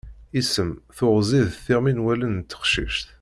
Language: Kabyle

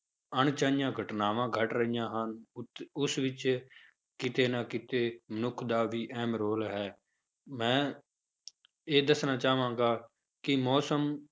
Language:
Punjabi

